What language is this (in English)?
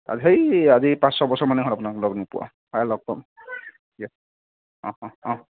Assamese